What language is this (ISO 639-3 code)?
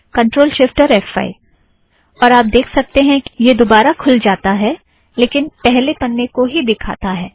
hin